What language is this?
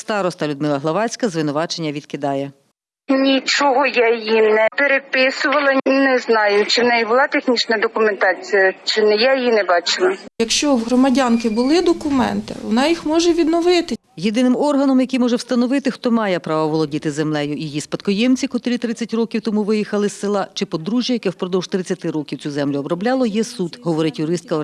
Ukrainian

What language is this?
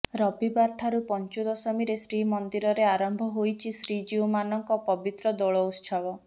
Odia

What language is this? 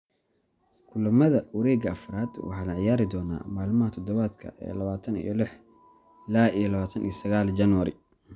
Somali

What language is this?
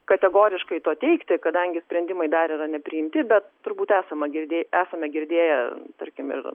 Lithuanian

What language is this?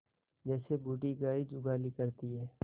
Hindi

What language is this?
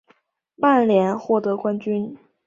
Chinese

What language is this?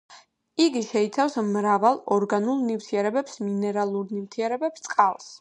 Georgian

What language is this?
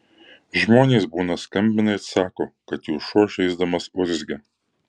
Lithuanian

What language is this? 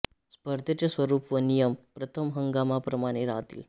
Marathi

